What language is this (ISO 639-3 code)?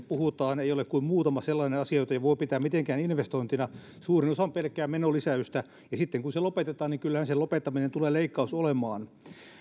fin